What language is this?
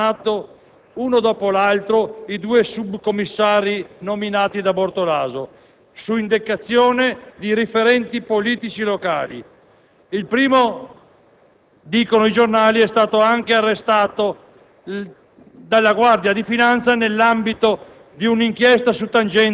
Italian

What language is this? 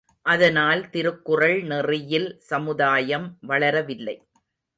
Tamil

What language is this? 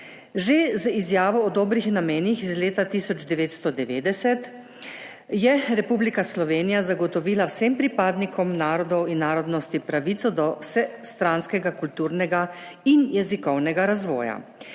Slovenian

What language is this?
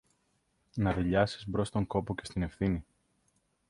Greek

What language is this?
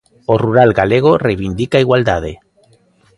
Galician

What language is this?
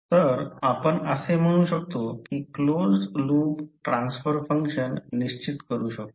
Marathi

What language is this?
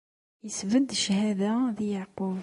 Kabyle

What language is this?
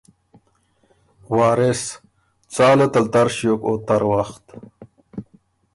Ormuri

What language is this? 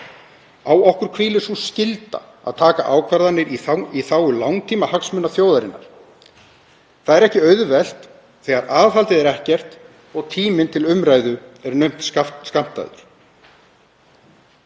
Icelandic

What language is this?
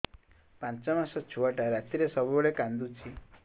Odia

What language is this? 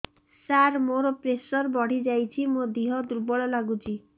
Odia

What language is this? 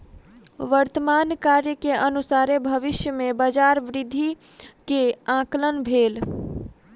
Maithili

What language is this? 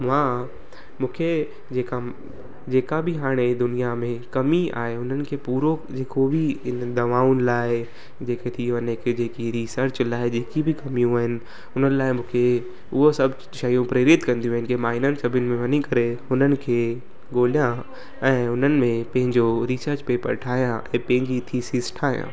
Sindhi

